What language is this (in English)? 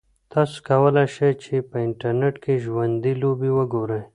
Pashto